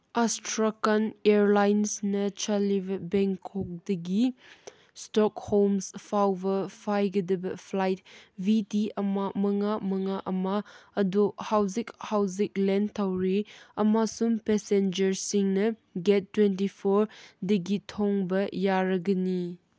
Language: Manipuri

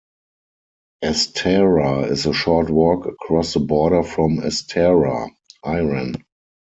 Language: English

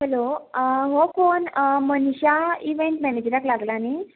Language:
Konkani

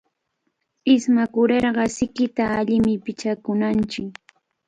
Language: Cajatambo North Lima Quechua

